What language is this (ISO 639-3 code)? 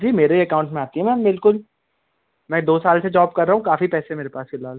hin